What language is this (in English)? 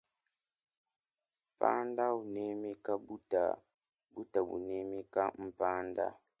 Luba-Lulua